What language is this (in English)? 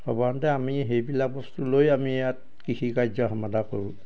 Assamese